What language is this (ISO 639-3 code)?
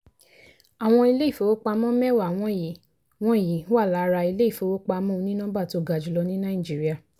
yor